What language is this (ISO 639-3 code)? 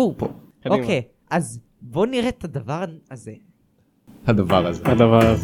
heb